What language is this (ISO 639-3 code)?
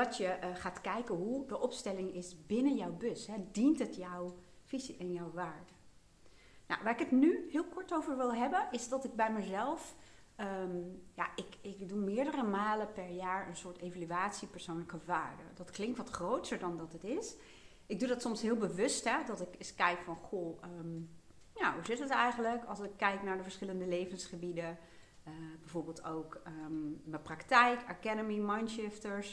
nld